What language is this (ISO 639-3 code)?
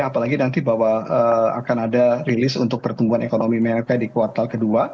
ind